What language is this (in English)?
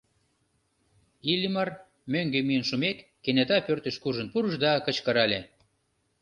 Mari